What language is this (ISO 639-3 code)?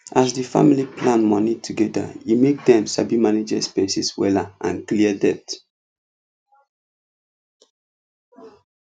pcm